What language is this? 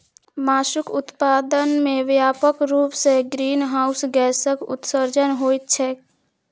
Maithili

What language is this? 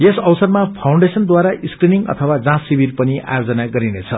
Nepali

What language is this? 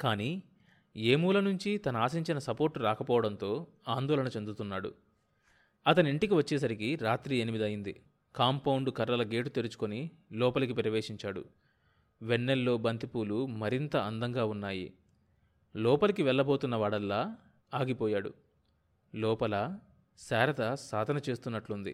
Telugu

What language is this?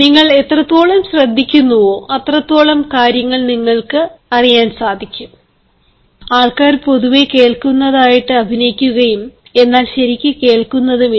Malayalam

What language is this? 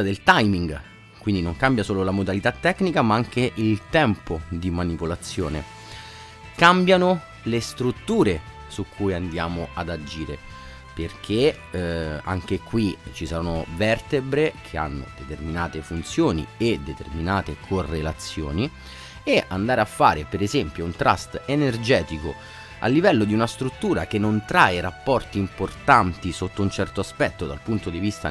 Italian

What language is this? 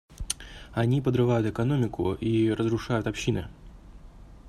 Russian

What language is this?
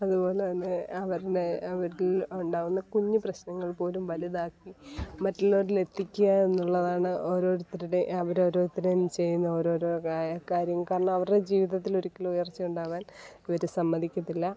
Malayalam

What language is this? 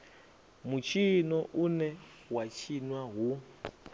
Venda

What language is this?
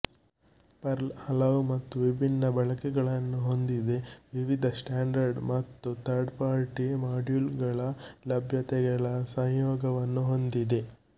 Kannada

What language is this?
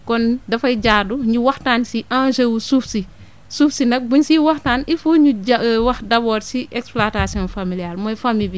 Wolof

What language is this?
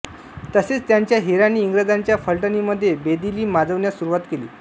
Marathi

